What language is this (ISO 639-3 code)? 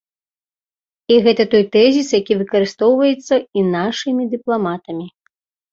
bel